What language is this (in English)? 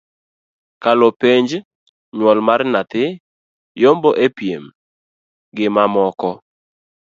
Luo (Kenya and Tanzania)